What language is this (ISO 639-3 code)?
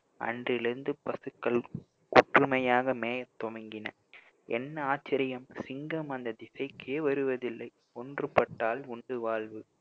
tam